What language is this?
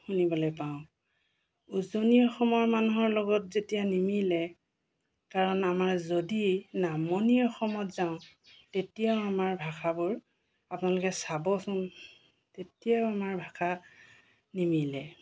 Assamese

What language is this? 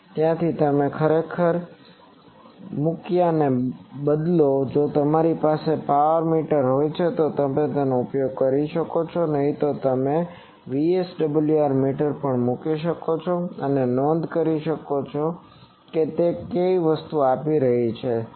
Gujarati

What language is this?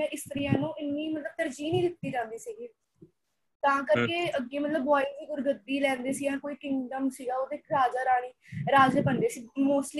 Punjabi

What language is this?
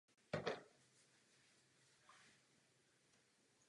Czech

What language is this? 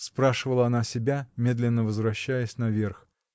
Russian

